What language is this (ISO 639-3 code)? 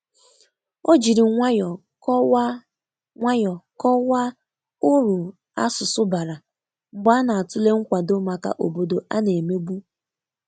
ibo